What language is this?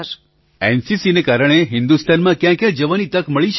Gujarati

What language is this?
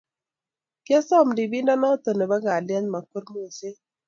Kalenjin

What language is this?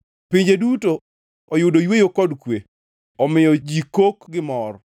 Luo (Kenya and Tanzania)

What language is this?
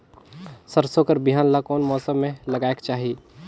Chhattisgarhi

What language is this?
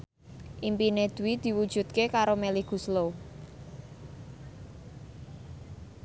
Javanese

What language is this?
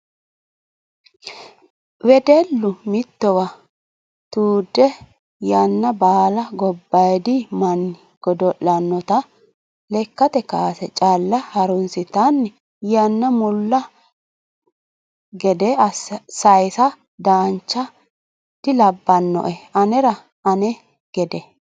Sidamo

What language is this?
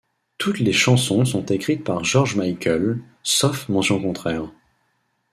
French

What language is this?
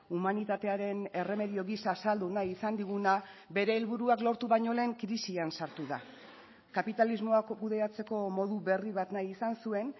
Basque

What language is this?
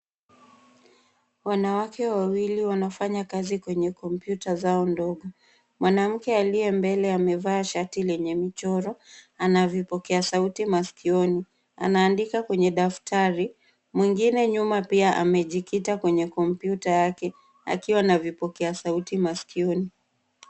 Swahili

